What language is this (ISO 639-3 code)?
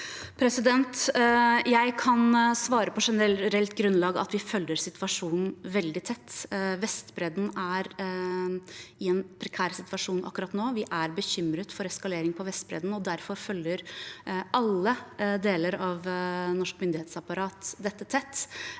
nor